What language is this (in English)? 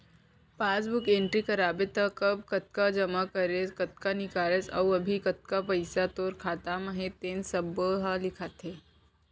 Chhattisgarhi